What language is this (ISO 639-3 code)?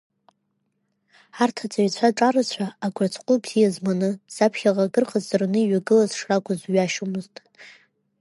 abk